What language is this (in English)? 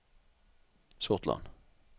Norwegian